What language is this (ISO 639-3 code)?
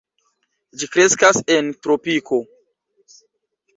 epo